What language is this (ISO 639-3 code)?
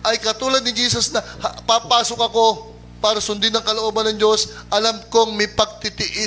fil